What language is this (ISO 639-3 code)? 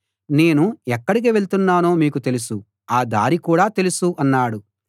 tel